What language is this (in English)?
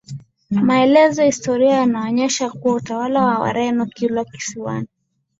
Swahili